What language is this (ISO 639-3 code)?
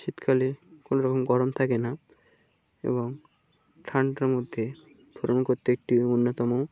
ben